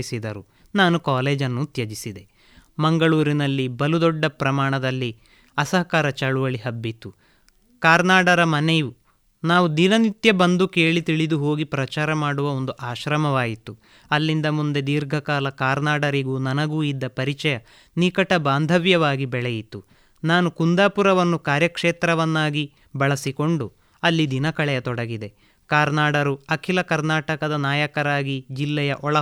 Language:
Kannada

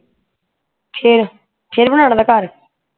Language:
Punjabi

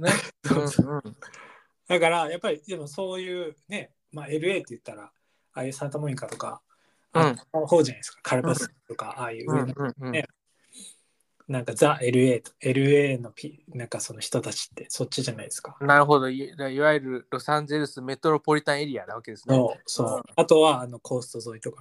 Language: Japanese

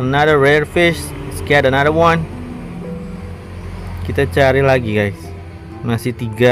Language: Indonesian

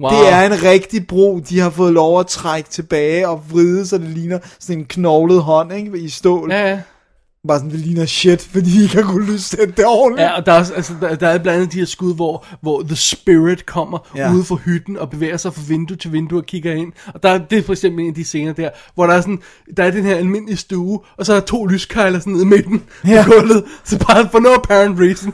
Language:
Danish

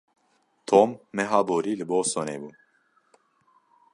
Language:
Kurdish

